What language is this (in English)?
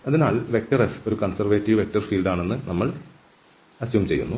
Malayalam